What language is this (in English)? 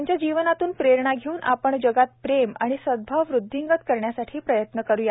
Marathi